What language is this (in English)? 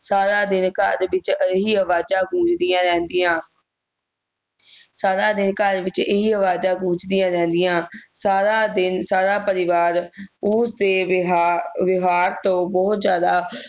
Punjabi